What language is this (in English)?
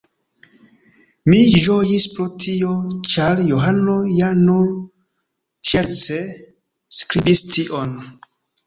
Esperanto